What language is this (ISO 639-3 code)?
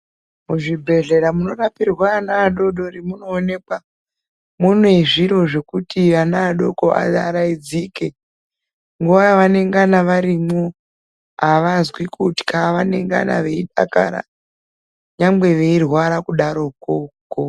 ndc